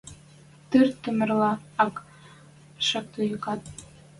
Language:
Western Mari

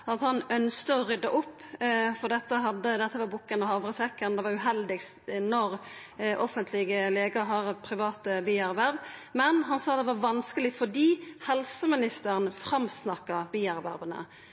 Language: Norwegian Nynorsk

